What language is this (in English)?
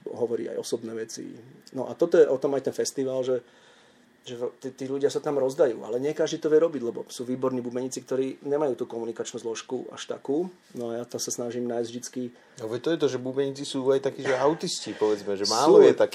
Slovak